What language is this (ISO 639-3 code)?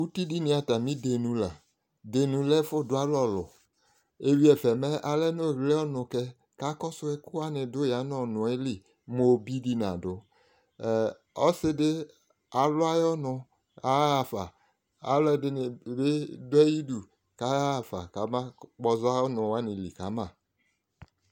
kpo